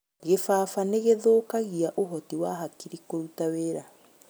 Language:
Kikuyu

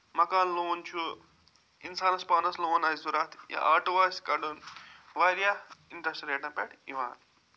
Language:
Kashmiri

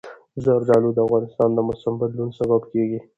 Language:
Pashto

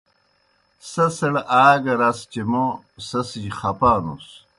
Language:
Kohistani Shina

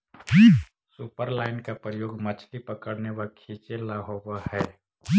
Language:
Magahi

